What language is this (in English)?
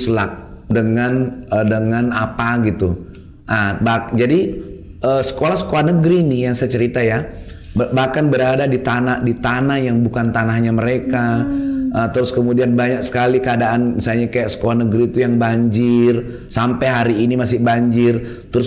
Indonesian